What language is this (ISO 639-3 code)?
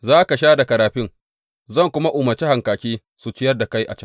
hau